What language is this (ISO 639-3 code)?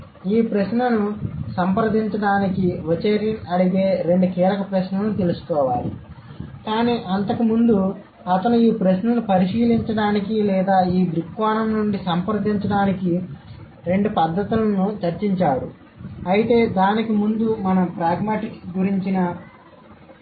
tel